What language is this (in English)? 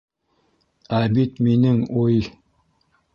Bashkir